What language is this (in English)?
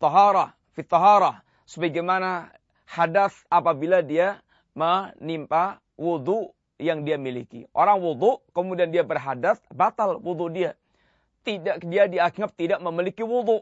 Malay